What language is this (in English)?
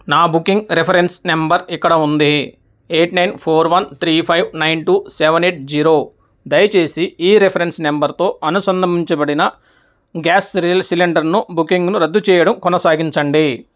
Telugu